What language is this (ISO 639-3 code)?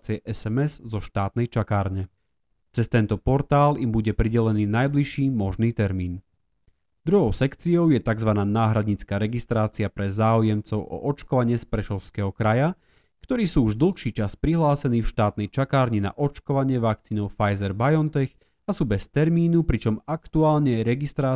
slk